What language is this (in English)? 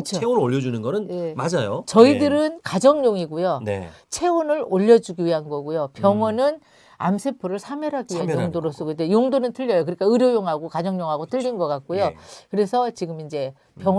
Korean